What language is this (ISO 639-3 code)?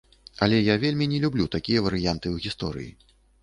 bel